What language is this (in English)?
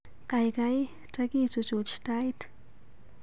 Kalenjin